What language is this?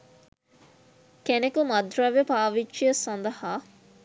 Sinhala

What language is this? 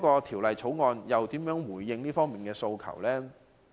Cantonese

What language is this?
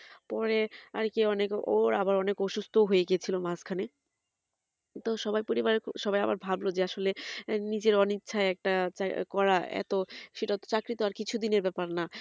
Bangla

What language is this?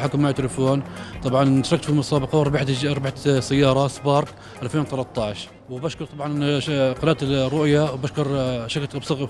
Arabic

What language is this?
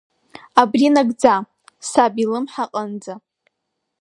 Abkhazian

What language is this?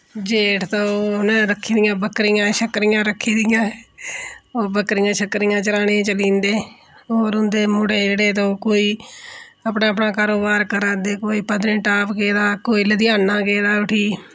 Dogri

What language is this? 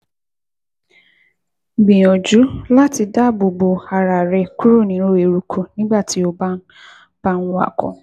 Yoruba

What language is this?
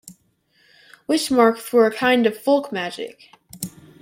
English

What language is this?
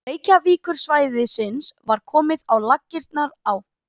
Icelandic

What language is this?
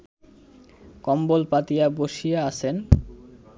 Bangla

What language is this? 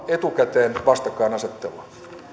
Finnish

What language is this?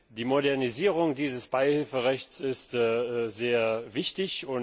German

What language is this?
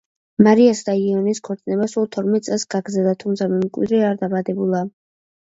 Georgian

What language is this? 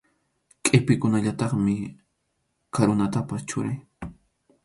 Arequipa-La Unión Quechua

